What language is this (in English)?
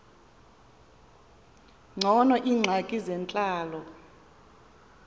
Xhosa